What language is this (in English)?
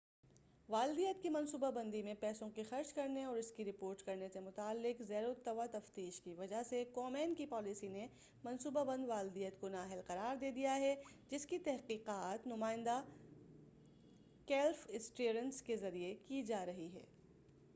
Urdu